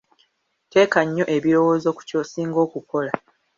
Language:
Ganda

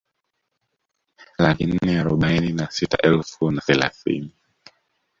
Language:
Swahili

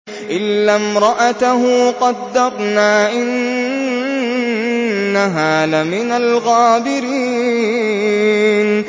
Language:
Arabic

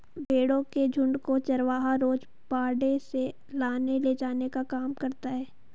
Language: Hindi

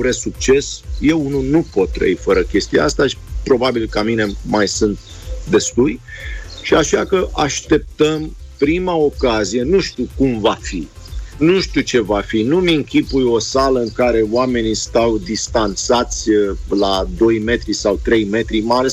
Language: Romanian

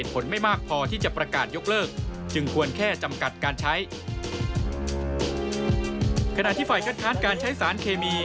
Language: Thai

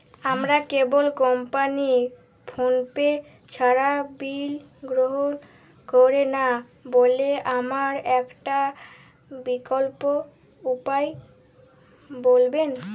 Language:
Bangla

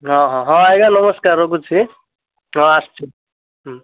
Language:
Odia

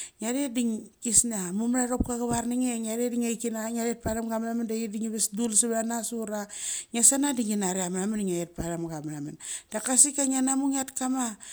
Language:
Mali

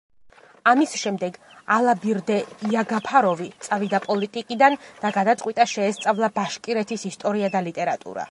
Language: Georgian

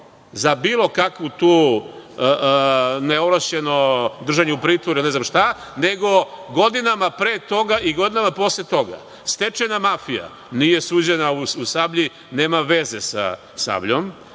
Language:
Serbian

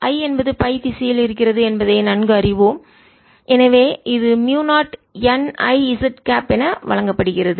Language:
Tamil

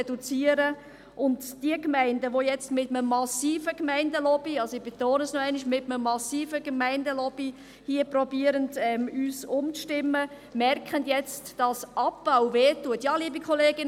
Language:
Swiss German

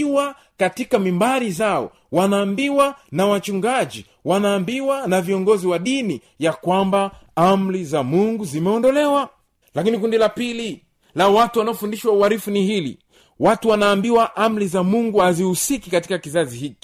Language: Swahili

